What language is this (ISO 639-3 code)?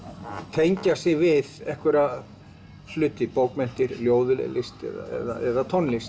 isl